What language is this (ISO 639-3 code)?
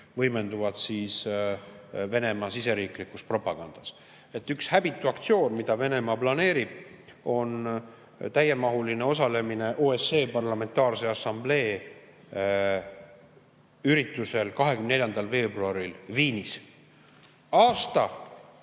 est